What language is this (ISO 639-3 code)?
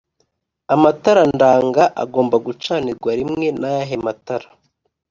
kin